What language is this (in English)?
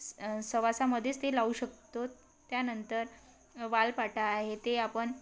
Marathi